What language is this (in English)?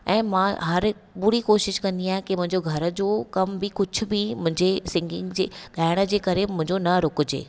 Sindhi